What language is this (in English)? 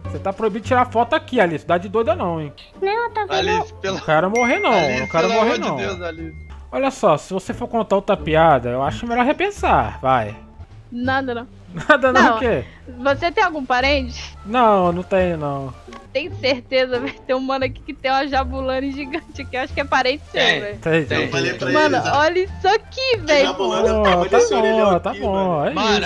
Portuguese